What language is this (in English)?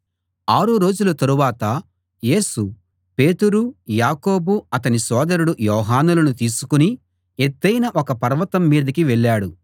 Telugu